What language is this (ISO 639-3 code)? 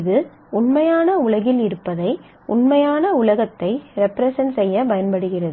tam